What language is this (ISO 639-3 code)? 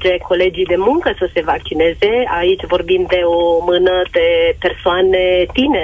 ron